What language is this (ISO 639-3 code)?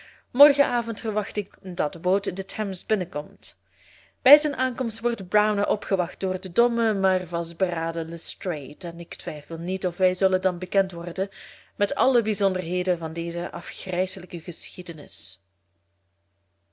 nld